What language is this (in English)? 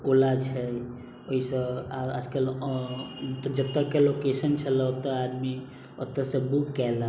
Maithili